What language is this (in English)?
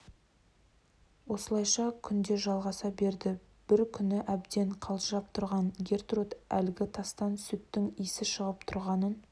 Kazakh